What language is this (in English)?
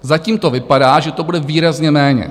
Czech